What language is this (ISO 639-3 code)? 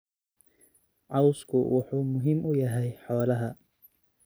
som